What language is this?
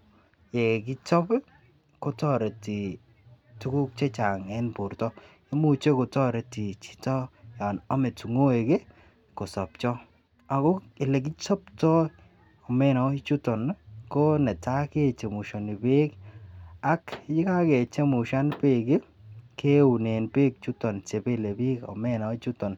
Kalenjin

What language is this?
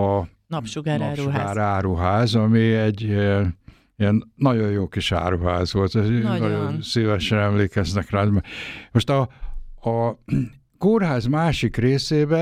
Hungarian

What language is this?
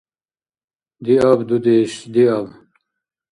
Dargwa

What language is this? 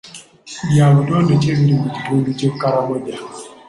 Ganda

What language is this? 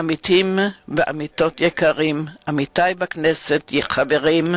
Hebrew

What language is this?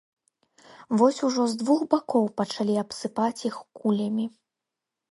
Belarusian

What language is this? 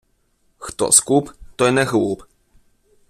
Ukrainian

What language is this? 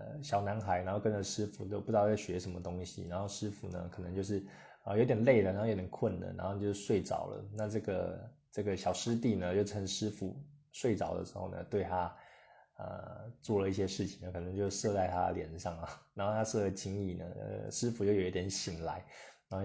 Chinese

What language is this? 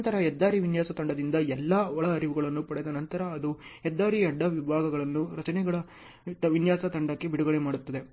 Kannada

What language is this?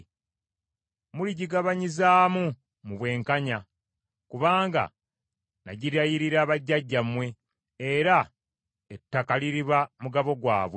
Ganda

